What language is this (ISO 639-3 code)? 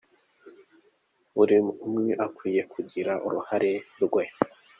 kin